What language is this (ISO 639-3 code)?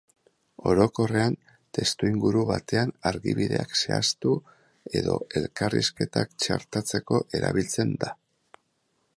eus